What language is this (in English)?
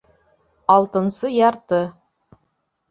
Bashkir